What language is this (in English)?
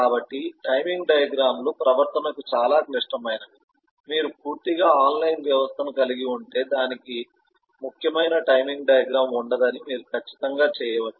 Telugu